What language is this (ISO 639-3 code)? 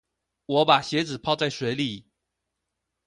zho